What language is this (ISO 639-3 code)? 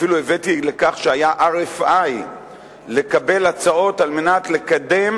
heb